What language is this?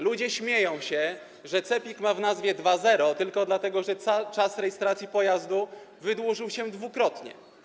Polish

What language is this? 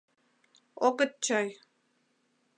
Mari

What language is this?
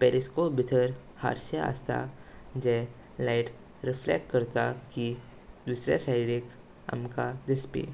Konkani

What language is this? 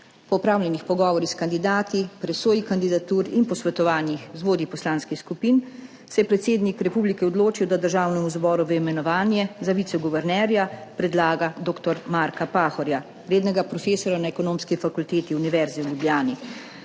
Slovenian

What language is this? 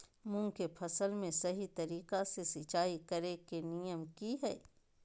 Magahi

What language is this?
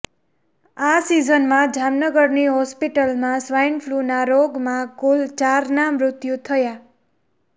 Gujarati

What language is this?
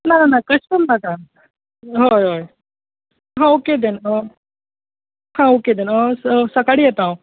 Konkani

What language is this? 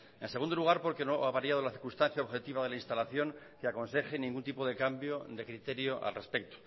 Spanish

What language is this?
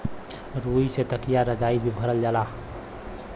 Bhojpuri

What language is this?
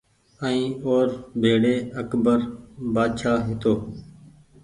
Goaria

